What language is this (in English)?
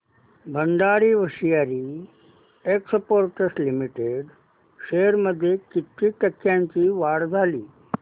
Marathi